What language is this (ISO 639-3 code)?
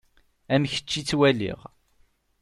kab